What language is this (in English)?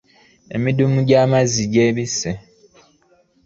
Ganda